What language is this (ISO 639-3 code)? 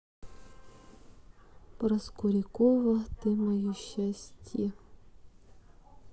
rus